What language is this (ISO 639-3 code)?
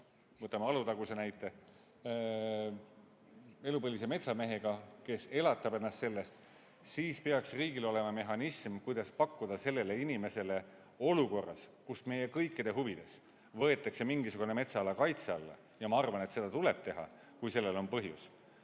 est